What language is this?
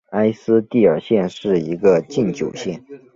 Chinese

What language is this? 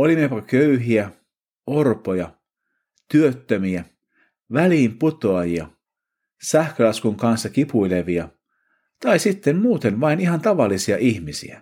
Finnish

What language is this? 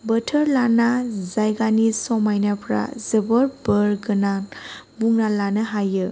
Bodo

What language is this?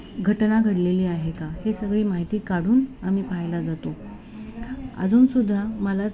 Marathi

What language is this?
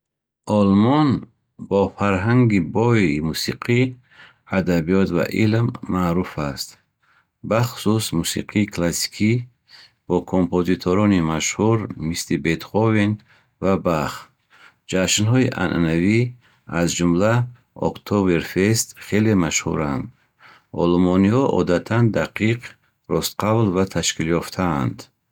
Bukharic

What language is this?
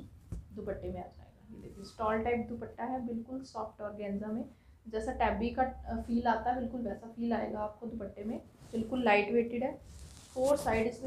Hindi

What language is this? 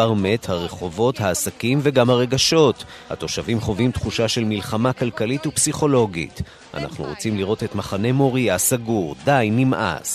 Hebrew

